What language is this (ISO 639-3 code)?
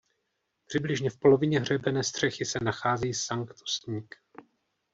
ces